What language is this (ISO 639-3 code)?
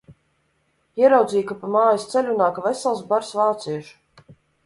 lav